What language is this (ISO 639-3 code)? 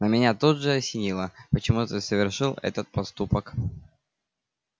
rus